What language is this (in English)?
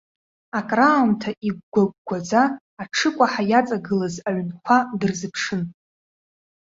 Abkhazian